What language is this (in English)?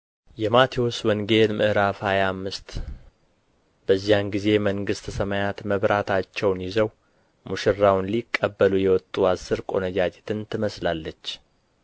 Amharic